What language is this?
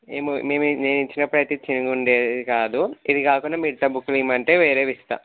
Telugu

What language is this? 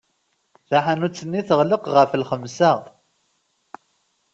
Kabyle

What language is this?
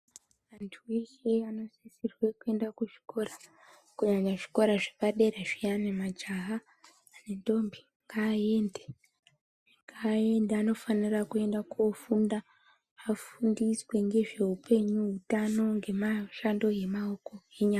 Ndau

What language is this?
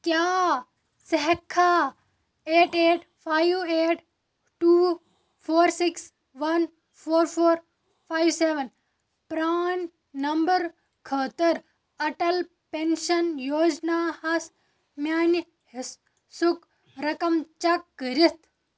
Kashmiri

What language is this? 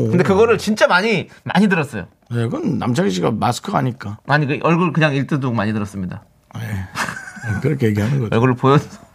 Korean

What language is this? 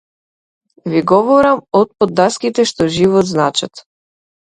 Macedonian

